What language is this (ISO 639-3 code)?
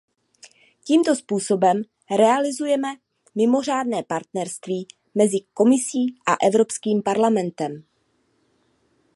ces